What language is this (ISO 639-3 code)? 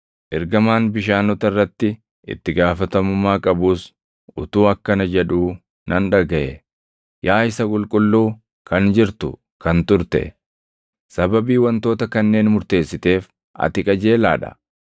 orm